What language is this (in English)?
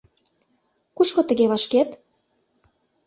Mari